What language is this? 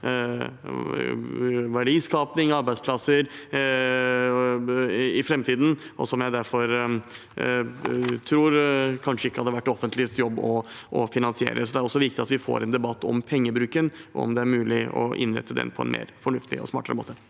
Norwegian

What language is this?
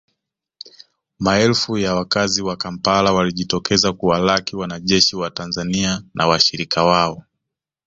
Swahili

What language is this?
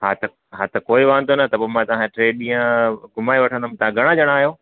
Sindhi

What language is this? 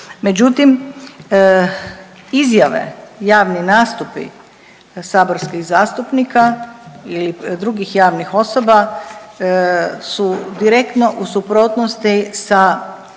Croatian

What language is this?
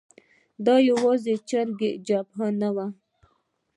Pashto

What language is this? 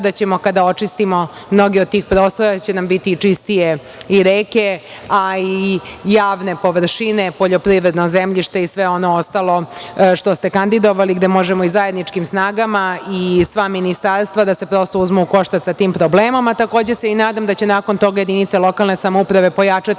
Serbian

